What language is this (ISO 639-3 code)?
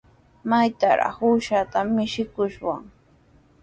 qws